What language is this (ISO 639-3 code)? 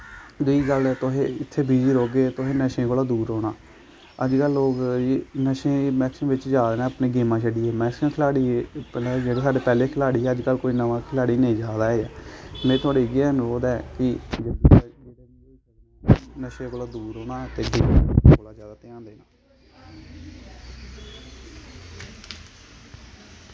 doi